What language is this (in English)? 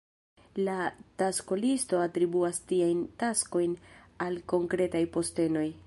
Esperanto